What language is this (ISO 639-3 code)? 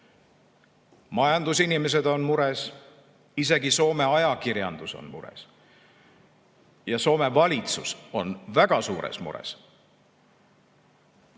est